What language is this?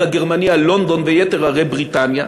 Hebrew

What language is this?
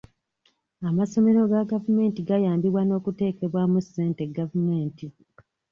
Ganda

